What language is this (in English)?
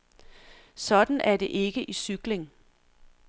Danish